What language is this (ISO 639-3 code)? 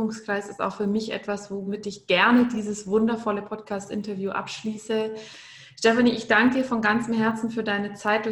deu